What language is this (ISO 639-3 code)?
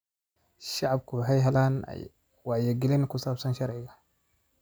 som